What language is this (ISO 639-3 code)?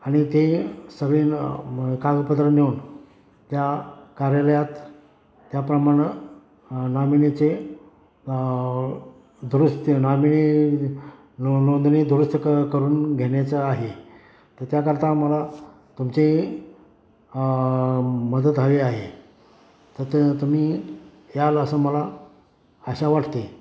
mar